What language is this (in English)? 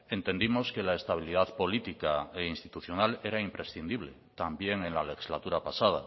Spanish